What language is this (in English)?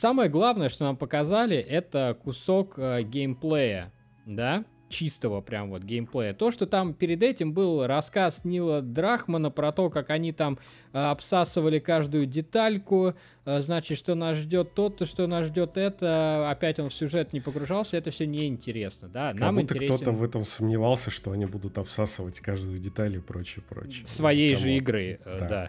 Russian